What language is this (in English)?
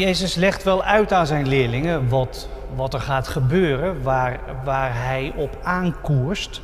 Dutch